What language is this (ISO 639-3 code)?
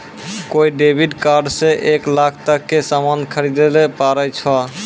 mai